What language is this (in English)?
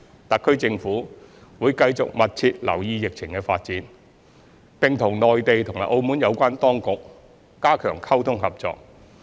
Cantonese